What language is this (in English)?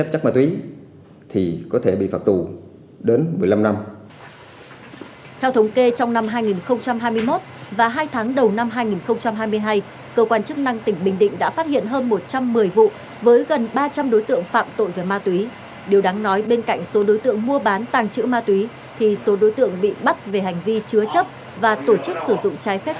Vietnamese